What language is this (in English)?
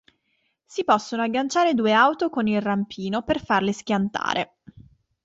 Italian